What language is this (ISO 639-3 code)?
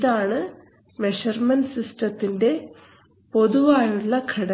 mal